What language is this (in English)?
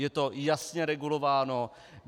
Czech